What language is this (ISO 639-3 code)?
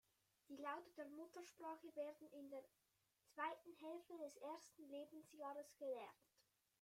deu